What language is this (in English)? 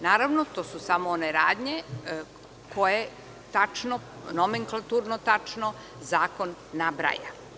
Serbian